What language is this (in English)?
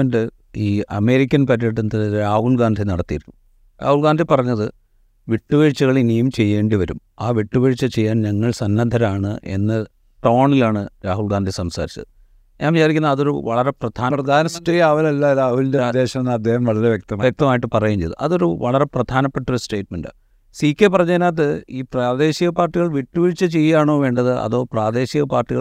Malayalam